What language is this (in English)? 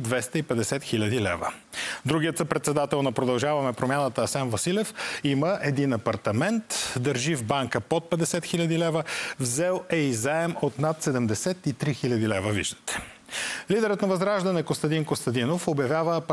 Bulgarian